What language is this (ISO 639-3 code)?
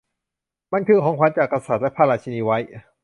tha